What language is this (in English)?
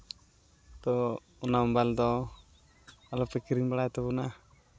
Santali